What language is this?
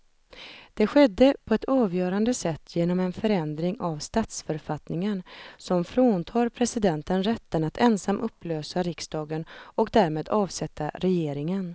Swedish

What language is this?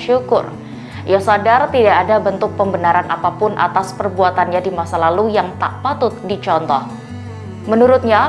Indonesian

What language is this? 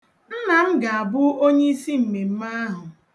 Igbo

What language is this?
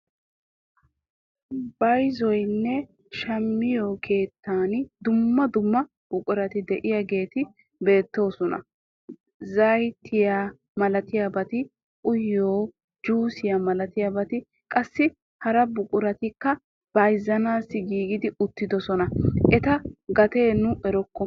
Wolaytta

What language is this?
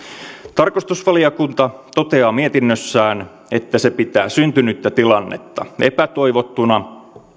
Finnish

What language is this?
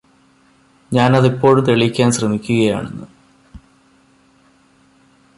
Malayalam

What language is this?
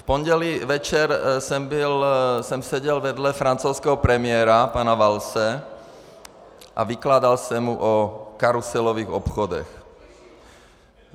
Czech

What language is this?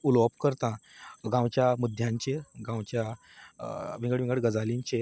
Konkani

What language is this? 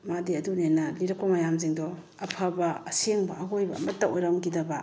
Manipuri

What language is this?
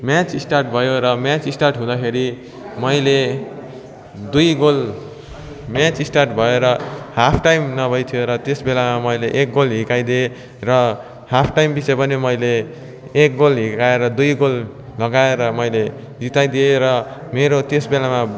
Nepali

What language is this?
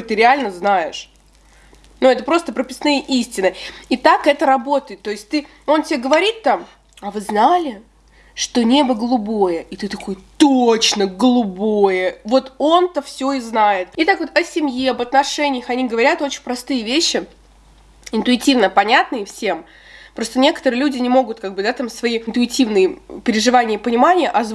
Russian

